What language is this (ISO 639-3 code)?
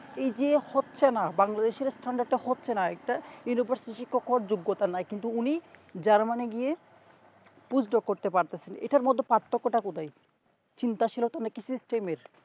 ben